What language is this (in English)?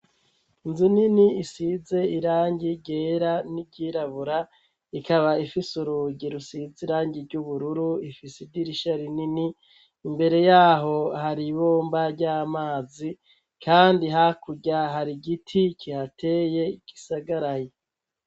Rundi